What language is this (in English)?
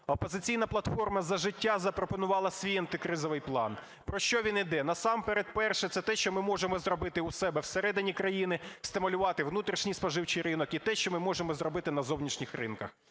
Ukrainian